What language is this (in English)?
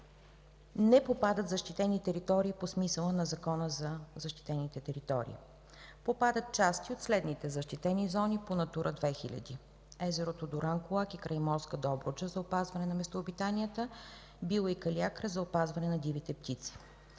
Bulgarian